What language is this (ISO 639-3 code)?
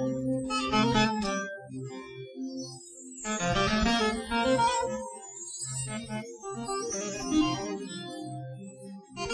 tur